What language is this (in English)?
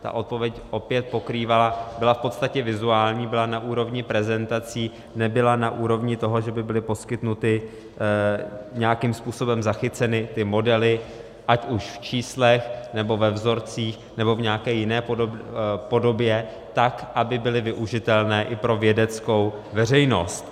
Czech